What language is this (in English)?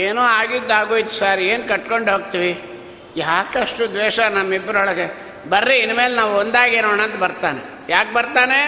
Kannada